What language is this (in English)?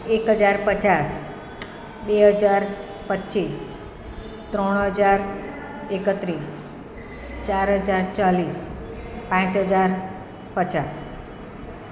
Gujarati